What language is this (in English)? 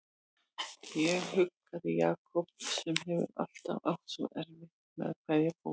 Icelandic